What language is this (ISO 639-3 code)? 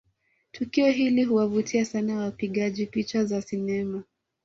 swa